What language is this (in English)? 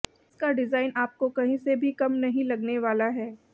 Hindi